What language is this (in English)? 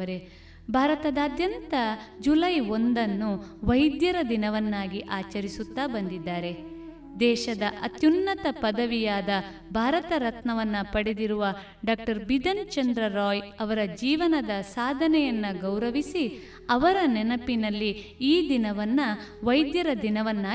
Kannada